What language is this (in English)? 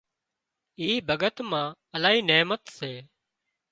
Wadiyara Koli